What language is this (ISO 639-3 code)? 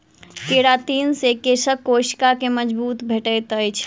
mai